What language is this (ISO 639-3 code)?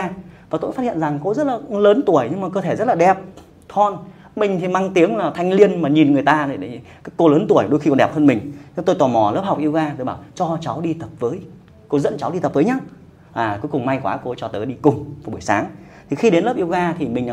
vie